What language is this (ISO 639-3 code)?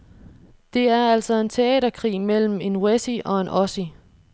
dan